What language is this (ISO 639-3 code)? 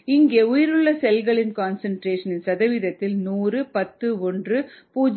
tam